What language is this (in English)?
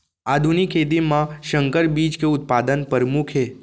Chhattisgarhi